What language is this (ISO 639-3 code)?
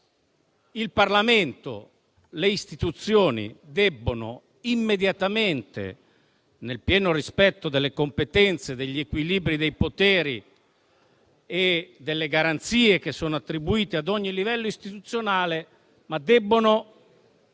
ita